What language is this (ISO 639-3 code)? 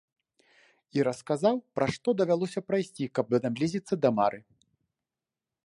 bel